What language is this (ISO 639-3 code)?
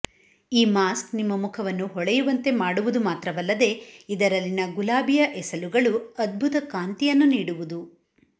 kan